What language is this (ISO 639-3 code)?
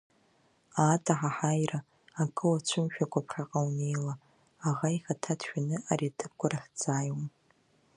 abk